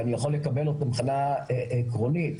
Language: Hebrew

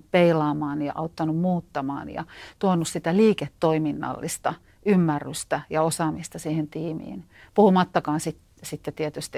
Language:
Finnish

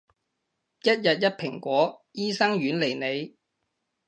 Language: Cantonese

